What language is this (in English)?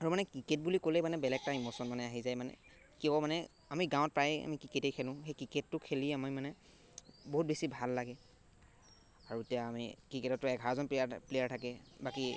Assamese